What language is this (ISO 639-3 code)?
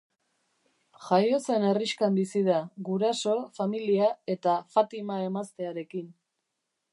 eus